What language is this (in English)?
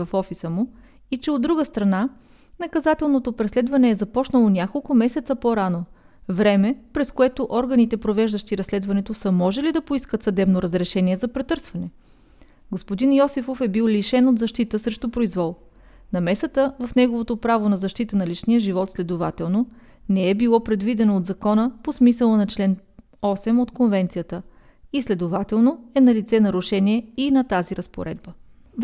Bulgarian